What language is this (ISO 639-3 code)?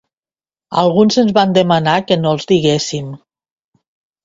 cat